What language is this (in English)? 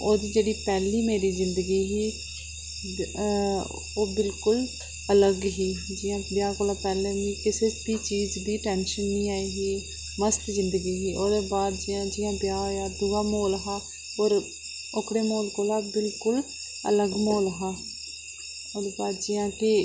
Dogri